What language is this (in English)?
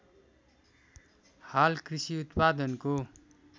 Nepali